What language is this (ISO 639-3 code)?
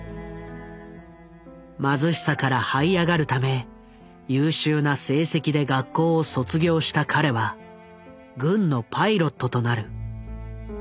jpn